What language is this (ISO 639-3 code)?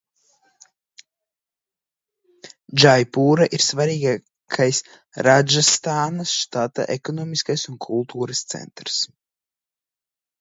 lav